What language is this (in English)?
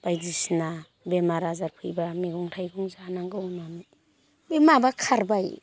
Bodo